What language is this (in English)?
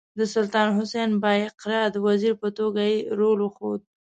Pashto